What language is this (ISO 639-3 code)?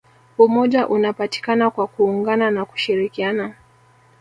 swa